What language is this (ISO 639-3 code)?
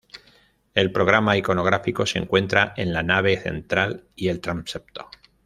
spa